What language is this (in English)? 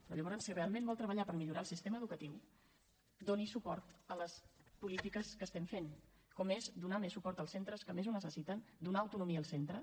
Catalan